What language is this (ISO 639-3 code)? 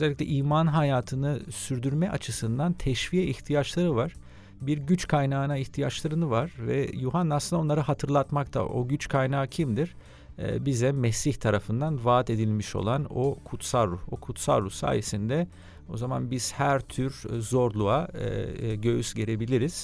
tur